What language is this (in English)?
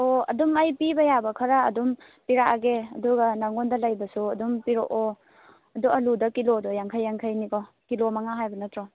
Manipuri